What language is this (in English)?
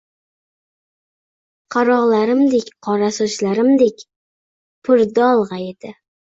Uzbek